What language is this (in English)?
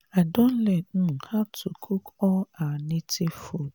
Nigerian Pidgin